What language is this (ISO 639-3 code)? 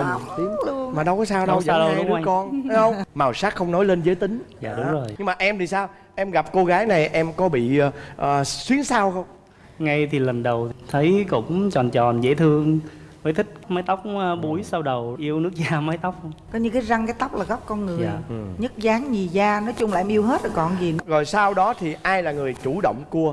vie